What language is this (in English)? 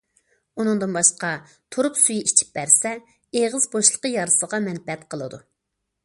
Uyghur